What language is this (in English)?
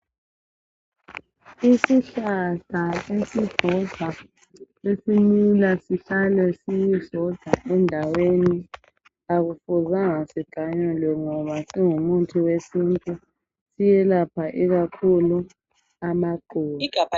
North Ndebele